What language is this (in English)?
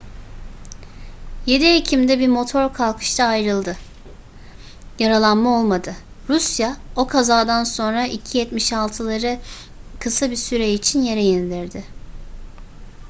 Turkish